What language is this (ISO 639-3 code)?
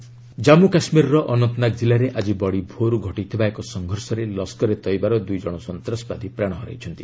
ori